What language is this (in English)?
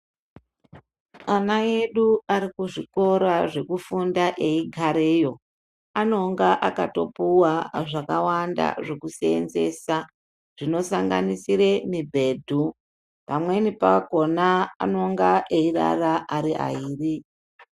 Ndau